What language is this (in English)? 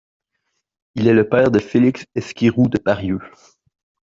French